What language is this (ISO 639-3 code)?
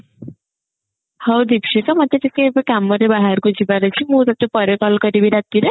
ori